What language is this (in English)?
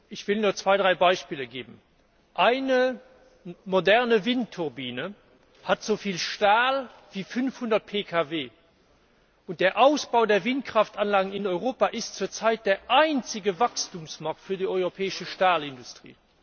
German